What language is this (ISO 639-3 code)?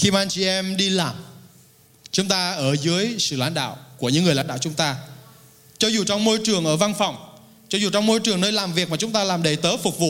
vie